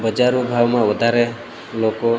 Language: Gujarati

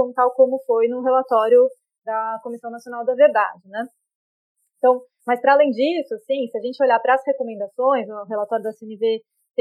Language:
Portuguese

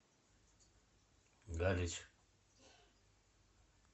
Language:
Russian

